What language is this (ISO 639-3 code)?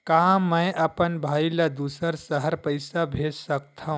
hne